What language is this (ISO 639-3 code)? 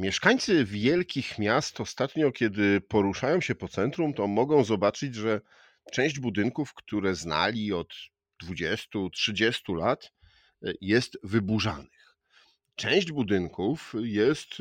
pol